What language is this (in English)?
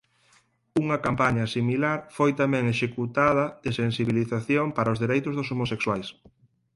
Galician